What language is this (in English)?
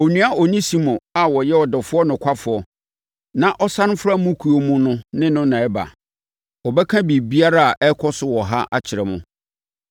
Akan